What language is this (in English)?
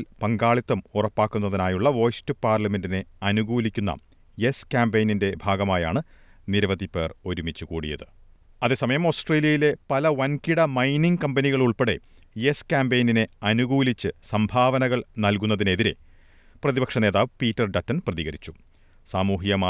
Malayalam